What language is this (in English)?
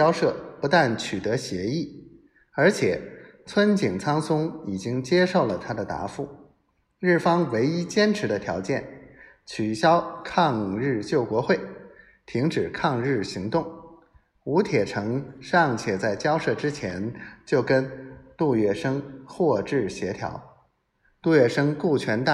Chinese